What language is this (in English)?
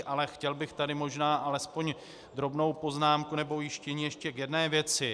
Czech